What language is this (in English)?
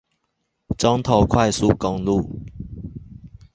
Chinese